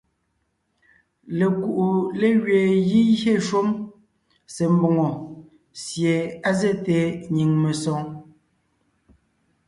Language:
Ngiemboon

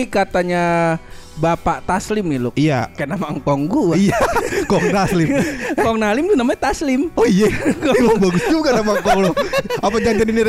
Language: Indonesian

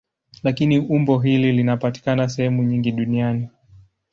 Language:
Swahili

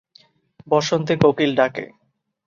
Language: Bangla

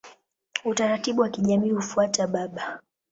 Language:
Swahili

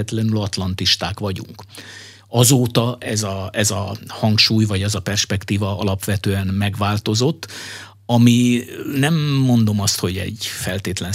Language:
Hungarian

